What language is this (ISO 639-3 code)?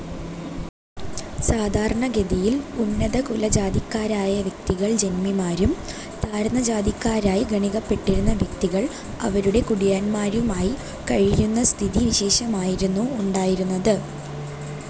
mal